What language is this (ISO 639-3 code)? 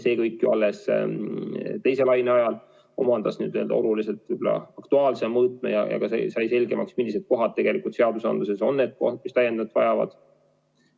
est